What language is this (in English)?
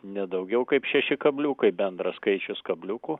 Lithuanian